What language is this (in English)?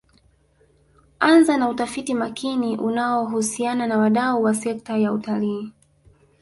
Swahili